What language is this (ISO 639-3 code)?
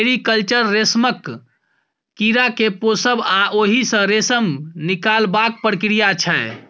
mai